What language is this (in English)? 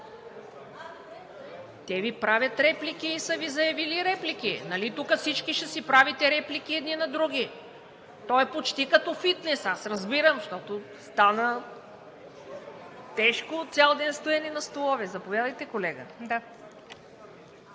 Bulgarian